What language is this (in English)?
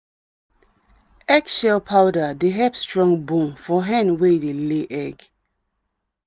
Nigerian Pidgin